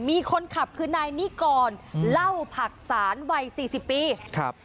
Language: Thai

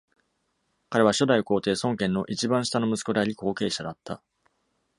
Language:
Japanese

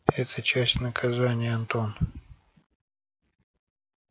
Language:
Russian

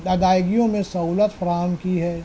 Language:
Urdu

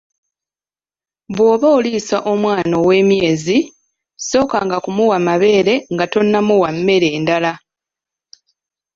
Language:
Ganda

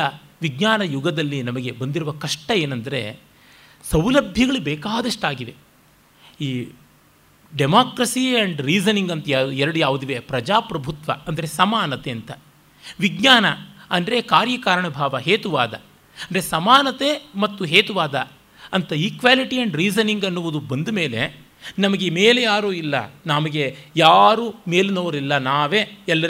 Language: Kannada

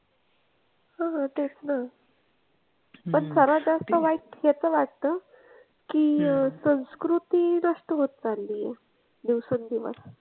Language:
Marathi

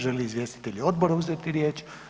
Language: Croatian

